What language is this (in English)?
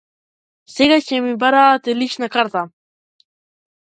Macedonian